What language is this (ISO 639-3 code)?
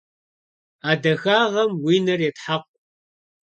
kbd